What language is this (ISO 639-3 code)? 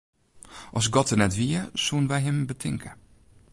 fry